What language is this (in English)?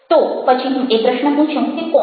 Gujarati